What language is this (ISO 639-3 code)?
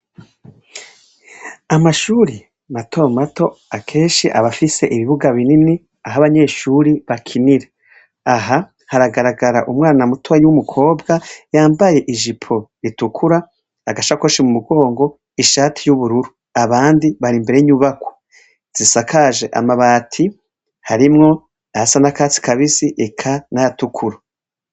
run